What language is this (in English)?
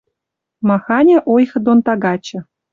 Western Mari